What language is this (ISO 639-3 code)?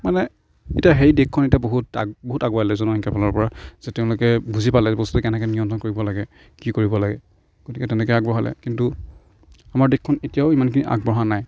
asm